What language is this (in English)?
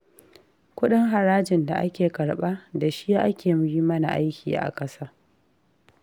Hausa